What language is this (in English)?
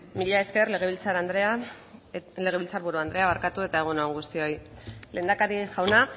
Basque